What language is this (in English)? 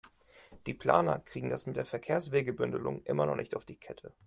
German